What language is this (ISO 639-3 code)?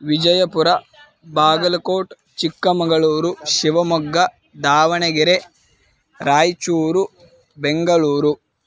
san